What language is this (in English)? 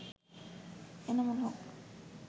Bangla